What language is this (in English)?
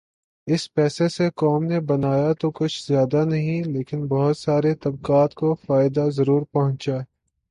Urdu